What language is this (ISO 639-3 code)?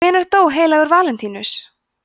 isl